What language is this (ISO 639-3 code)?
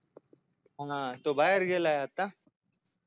mar